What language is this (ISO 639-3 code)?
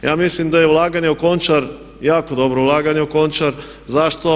hrv